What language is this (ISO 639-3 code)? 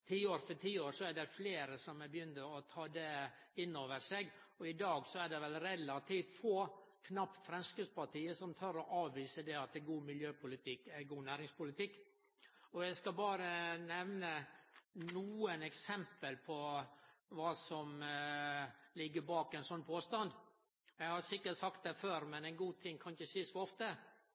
nno